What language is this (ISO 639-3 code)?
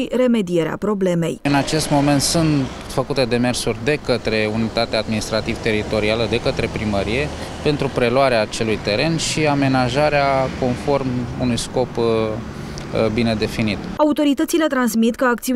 ron